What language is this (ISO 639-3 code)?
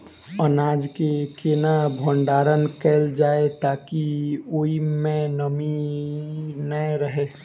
mai